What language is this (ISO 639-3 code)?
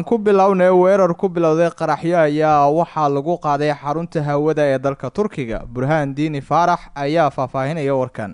ara